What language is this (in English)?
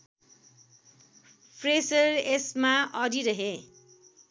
Nepali